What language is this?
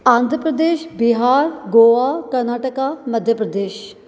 Sindhi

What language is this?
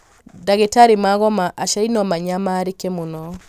Kikuyu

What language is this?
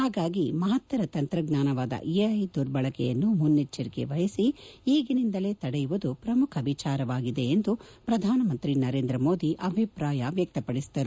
Kannada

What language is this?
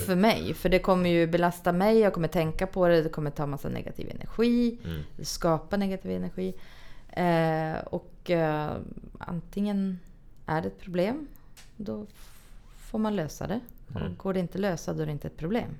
Swedish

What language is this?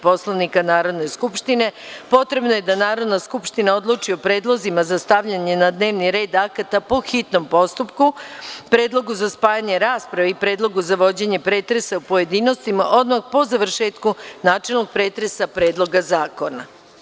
Serbian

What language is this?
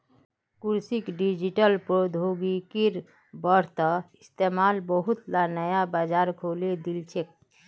Magahi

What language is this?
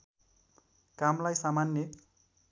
Nepali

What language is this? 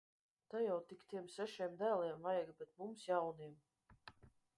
Latvian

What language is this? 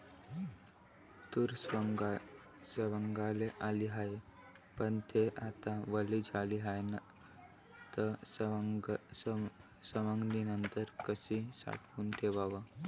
Marathi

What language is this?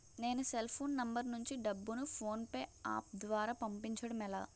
Telugu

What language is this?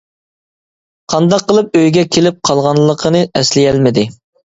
Uyghur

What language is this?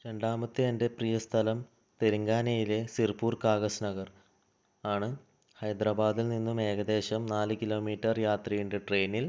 Malayalam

